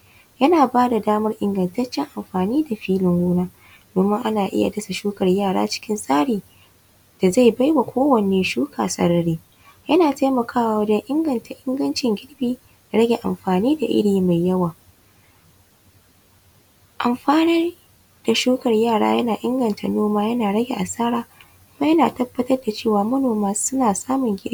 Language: Hausa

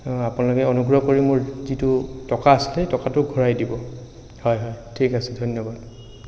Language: Assamese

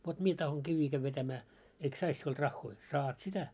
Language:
Finnish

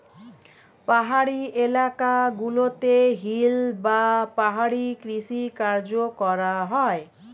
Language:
Bangla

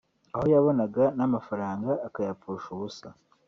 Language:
Kinyarwanda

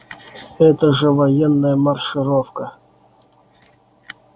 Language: Russian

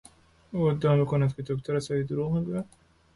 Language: Persian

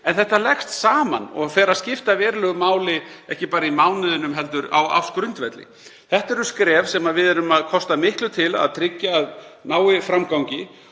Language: Icelandic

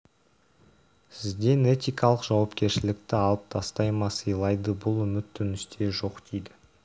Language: Kazakh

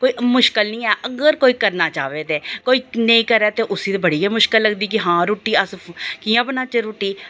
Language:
Dogri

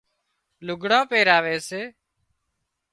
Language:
Wadiyara Koli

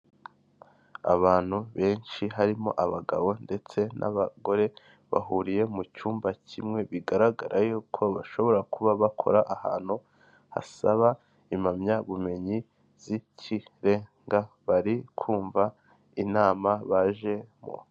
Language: Kinyarwanda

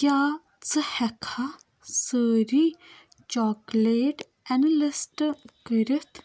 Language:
Kashmiri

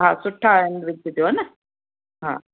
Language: Sindhi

